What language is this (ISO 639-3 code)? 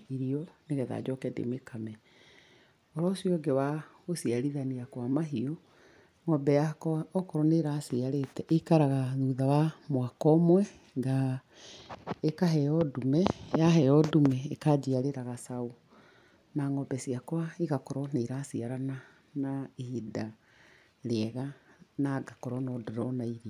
kik